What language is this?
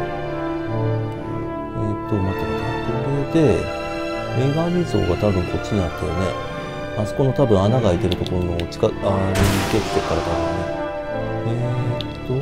Japanese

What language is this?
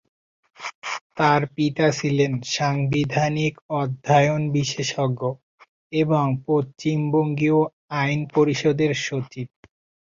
Bangla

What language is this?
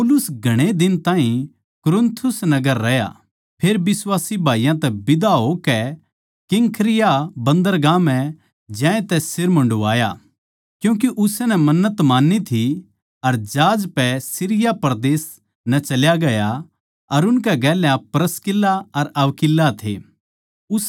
Haryanvi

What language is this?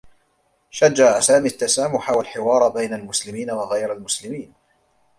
Arabic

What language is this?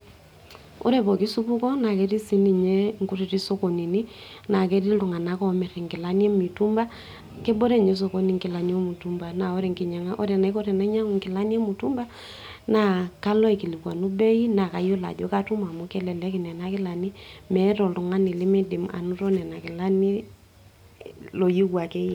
Masai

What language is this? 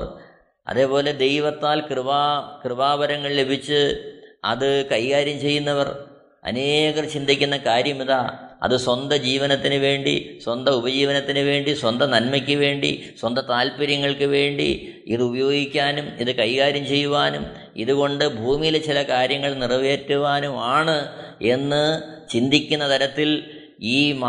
Malayalam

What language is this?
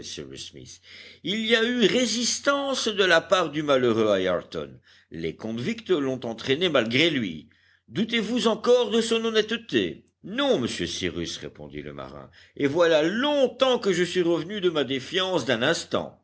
French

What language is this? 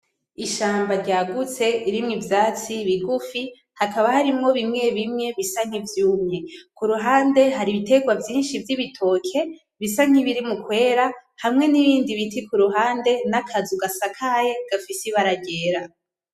Rundi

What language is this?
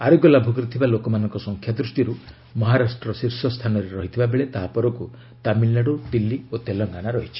Odia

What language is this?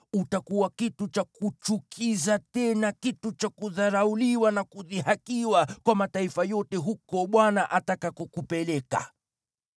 Swahili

